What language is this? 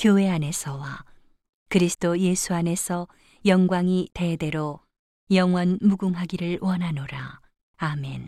Korean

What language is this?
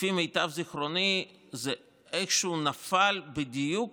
Hebrew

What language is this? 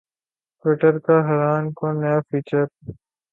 Urdu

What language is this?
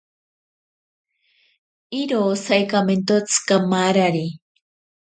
Ashéninka Perené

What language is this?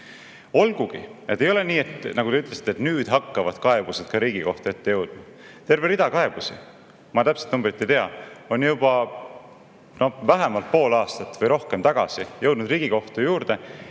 Estonian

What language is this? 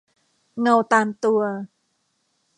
Thai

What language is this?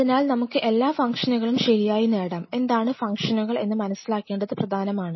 Malayalam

